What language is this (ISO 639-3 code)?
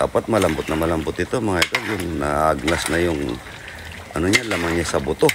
fil